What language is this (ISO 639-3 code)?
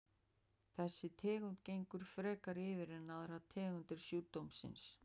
isl